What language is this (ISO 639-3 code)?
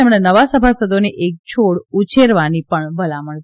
guj